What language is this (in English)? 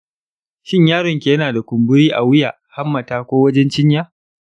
Hausa